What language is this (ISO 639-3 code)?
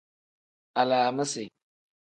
kdh